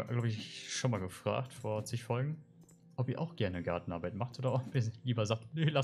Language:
German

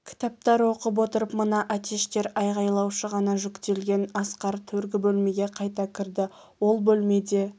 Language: Kazakh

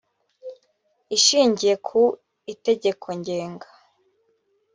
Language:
Kinyarwanda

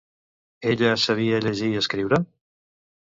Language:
Catalan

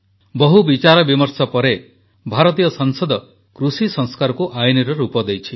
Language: Odia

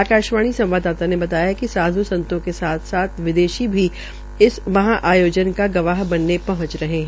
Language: Hindi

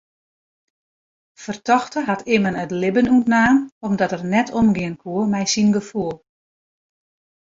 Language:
Western Frisian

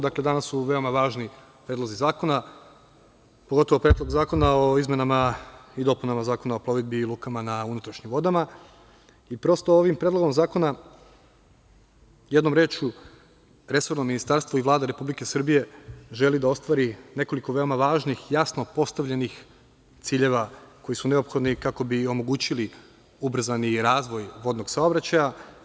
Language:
Serbian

